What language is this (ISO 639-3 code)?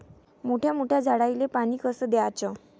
mar